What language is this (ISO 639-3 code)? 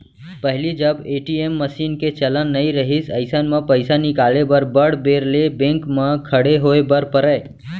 hne